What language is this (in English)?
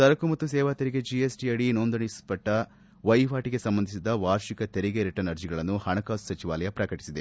Kannada